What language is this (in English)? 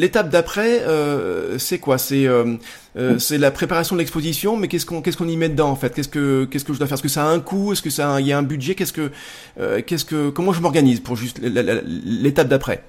French